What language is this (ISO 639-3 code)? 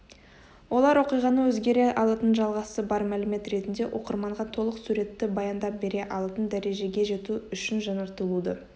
kaz